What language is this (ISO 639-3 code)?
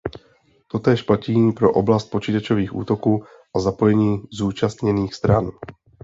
ces